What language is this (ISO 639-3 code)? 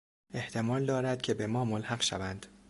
fas